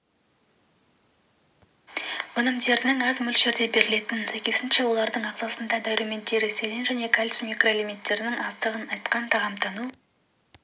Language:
Kazakh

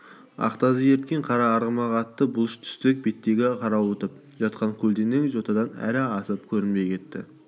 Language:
Kazakh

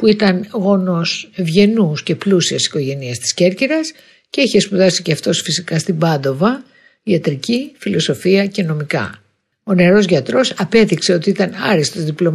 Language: Greek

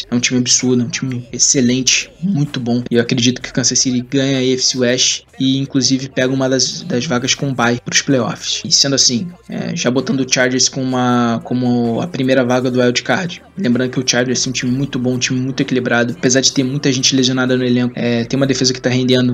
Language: Portuguese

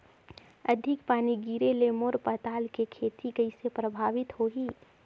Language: Chhattisgarhi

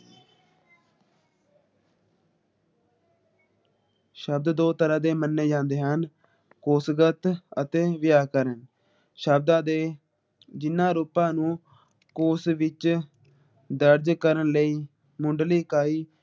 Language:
Punjabi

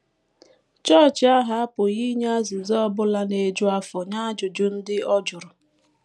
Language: Igbo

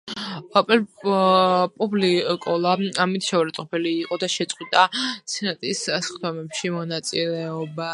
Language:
Georgian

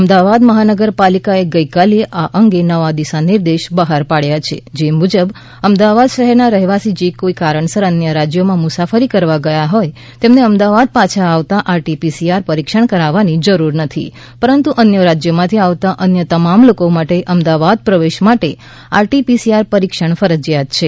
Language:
Gujarati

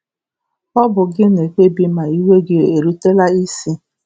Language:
Igbo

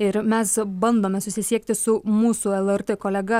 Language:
Lithuanian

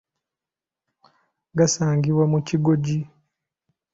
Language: Ganda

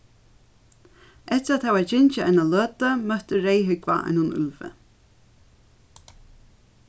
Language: Faroese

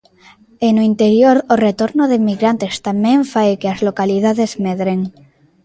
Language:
Galician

